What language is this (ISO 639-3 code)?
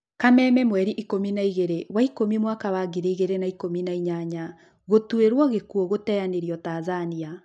kik